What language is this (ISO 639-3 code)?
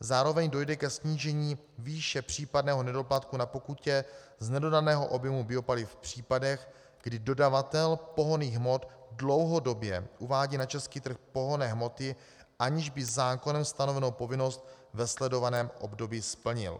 ces